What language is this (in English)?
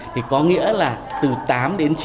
Vietnamese